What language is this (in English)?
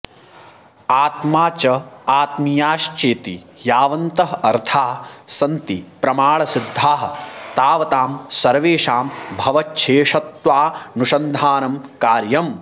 Sanskrit